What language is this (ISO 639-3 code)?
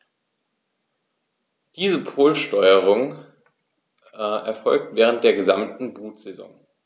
deu